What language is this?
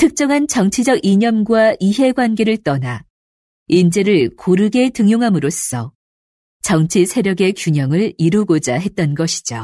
Korean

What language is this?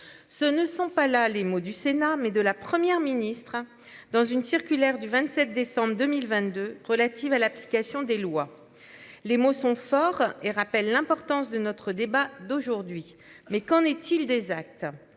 French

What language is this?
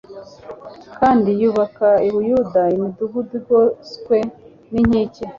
Kinyarwanda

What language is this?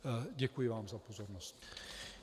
Czech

